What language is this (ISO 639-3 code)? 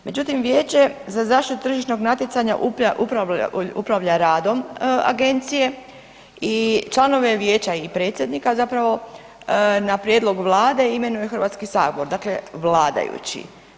hrv